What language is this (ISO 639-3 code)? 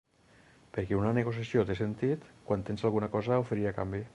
cat